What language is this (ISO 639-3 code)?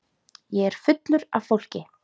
isl